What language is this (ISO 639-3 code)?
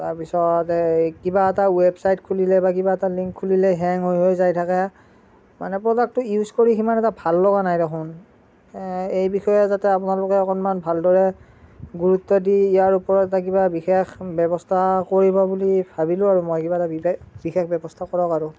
asm